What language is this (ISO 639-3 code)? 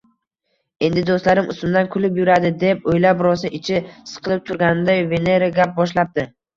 uzb